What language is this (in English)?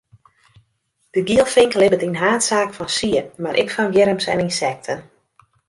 Western Frisian